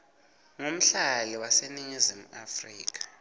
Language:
Swati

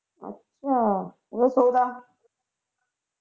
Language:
Punjabi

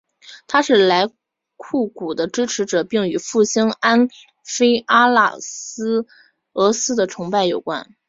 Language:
Chinese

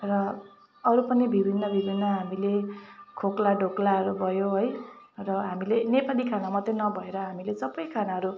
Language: Nepali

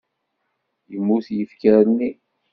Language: Kabyle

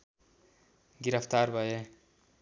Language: Nepali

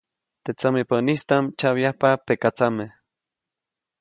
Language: Copainalá Zoque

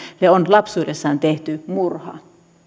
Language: Finnish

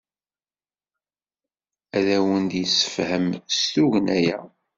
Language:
Kabyle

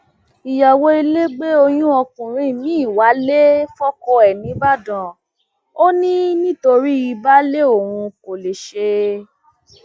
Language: Yoruba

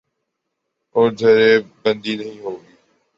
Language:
Urdu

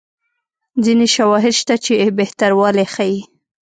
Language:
Pashto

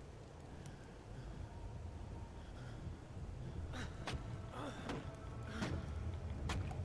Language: Italian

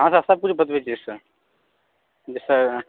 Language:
Maithili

